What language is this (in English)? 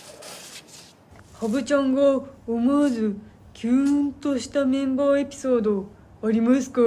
Japanese